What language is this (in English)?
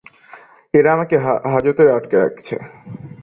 Bangla